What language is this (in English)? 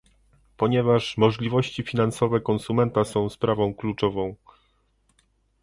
Polish